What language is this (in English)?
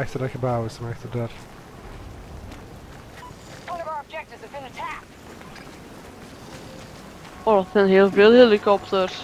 Dutch